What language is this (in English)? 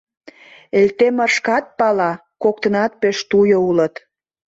Mari